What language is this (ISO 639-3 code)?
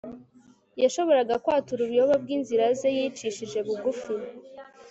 kin